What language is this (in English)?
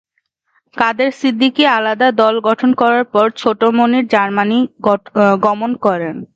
Bangla